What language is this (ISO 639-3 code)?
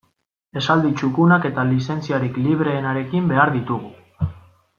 eus